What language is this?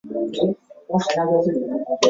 Chinese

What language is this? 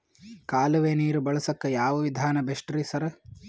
Kannada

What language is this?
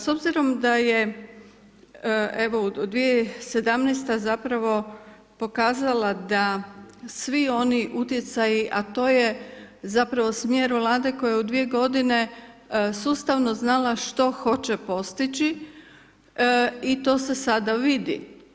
Croatian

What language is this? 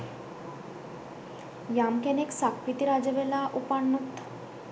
Sinhala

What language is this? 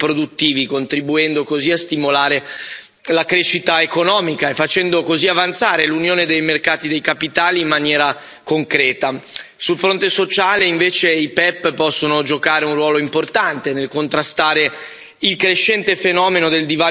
Italian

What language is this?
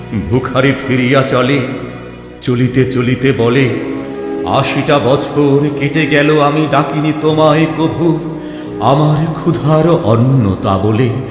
Bangla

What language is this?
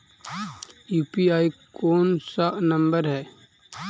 Magahi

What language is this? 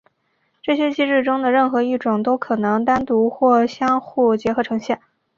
Chinese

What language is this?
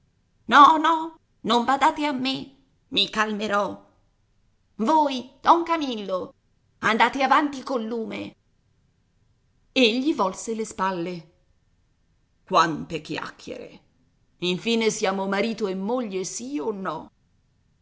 Italian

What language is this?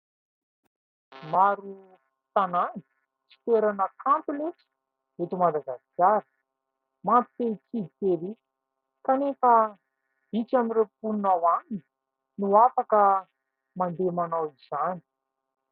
Malagasy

